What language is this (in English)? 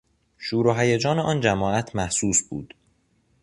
Persian